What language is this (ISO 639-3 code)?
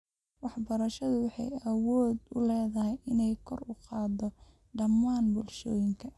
som